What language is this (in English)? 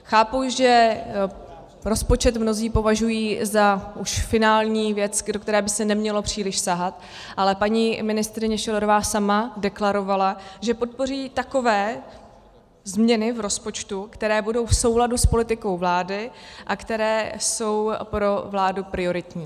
Czech